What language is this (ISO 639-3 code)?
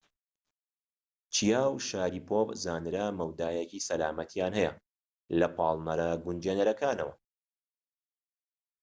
ckb